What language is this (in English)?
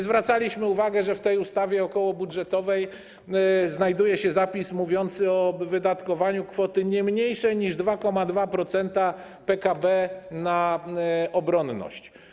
Polish